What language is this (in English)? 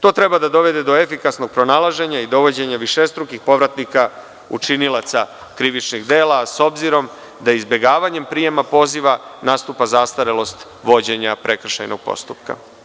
Serbian